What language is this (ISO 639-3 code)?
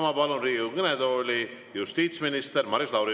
est